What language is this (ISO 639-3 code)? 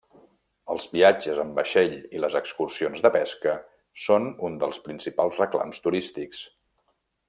cat